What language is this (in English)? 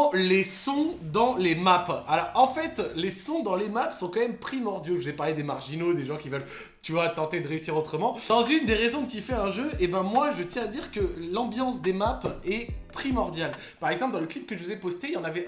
French